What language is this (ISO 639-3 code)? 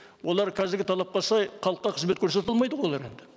kaz